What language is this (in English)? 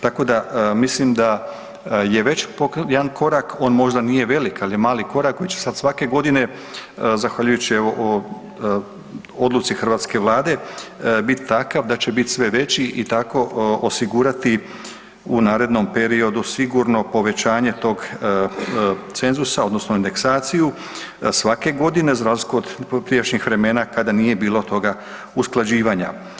Croatian